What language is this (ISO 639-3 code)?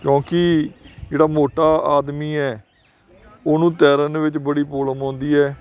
pan